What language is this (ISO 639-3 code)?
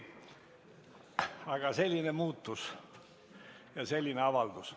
est